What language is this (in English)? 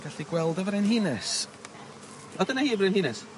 Welsh